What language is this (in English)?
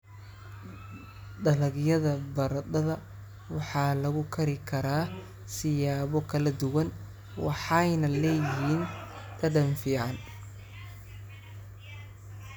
Somali